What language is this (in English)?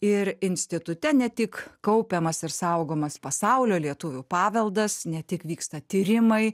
Lithuanian